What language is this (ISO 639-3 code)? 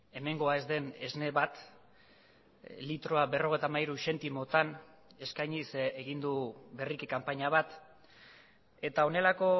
eus